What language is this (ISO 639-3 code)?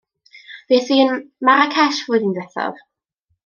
cym